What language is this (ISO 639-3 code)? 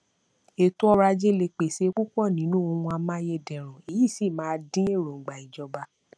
yor